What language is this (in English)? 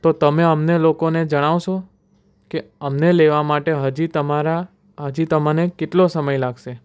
Gujarati